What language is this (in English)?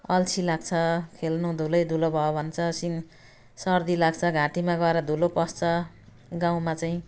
Nepali